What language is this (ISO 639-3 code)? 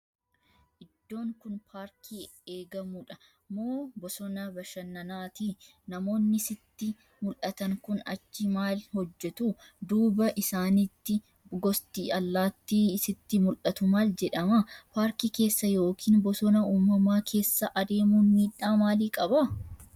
orm